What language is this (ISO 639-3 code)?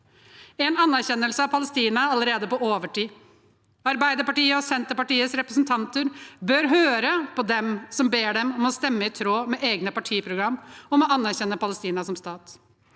nor